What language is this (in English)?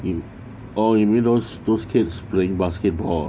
English